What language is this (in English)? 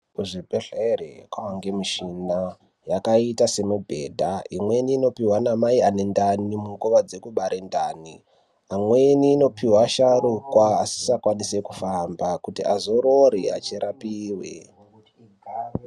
Ndau